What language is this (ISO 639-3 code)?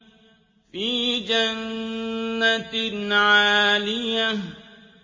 ara